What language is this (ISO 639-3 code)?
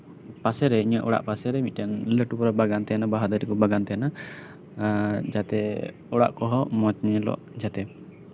sat